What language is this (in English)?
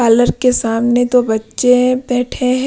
Hindi